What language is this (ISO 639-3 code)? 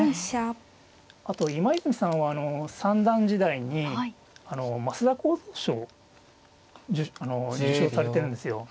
jpn